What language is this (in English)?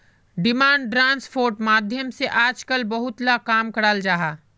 Magahi